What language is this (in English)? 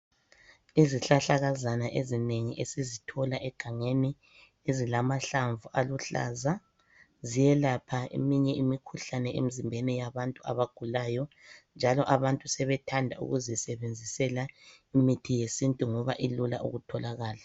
North Ndebele